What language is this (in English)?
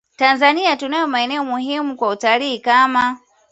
Swahili